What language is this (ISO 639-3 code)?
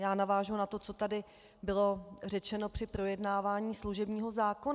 ces